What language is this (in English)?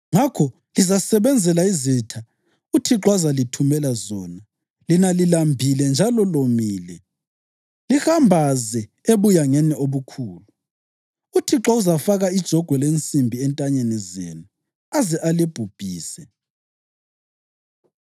North Ndebele